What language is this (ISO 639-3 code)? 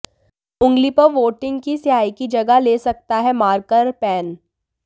hin